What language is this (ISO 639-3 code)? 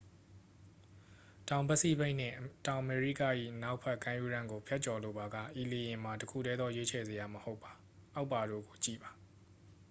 mya